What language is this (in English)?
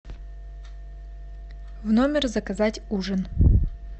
Russian